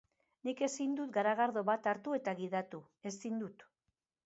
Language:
Basque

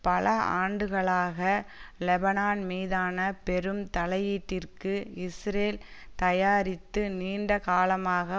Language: Tamil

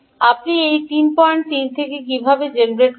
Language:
Bangla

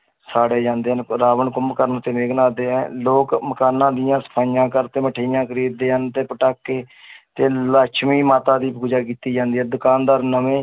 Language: Punjabi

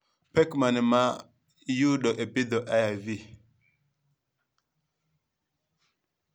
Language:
Luo (Kenya and Tanzania)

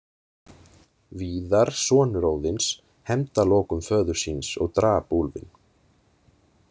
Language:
Icelandic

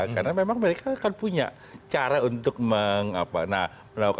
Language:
Indonesian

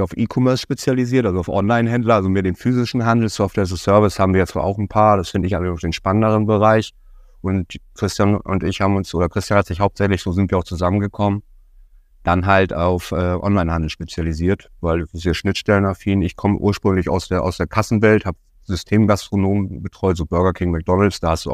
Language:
German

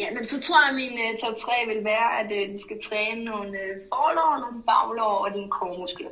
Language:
Danish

